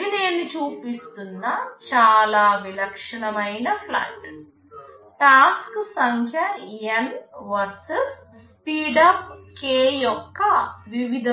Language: Telugu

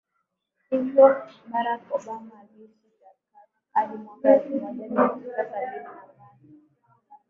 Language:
Swahili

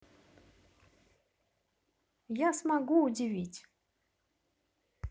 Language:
Russian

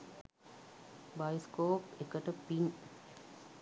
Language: Sinhala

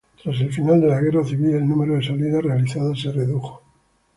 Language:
Spanish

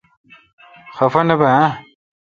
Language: Kalkoti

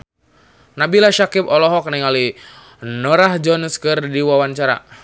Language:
Sundanese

